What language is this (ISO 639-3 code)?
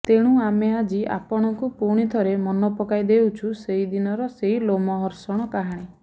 ori